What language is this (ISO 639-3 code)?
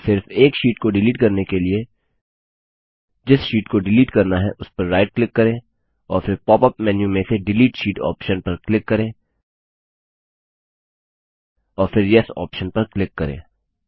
hin